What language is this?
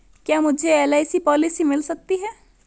Hindi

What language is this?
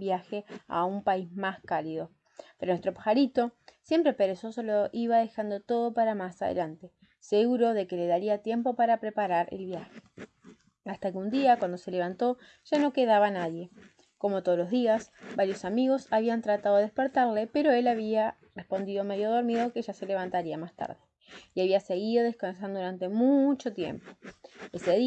Spanish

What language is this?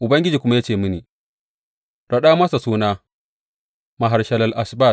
Hausa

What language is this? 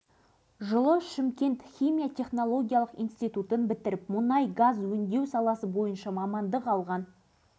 Kazakh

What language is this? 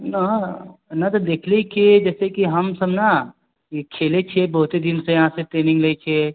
Maithili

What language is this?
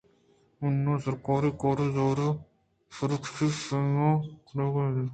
Eastern Balochi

